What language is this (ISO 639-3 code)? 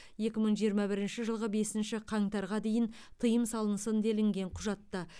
kaz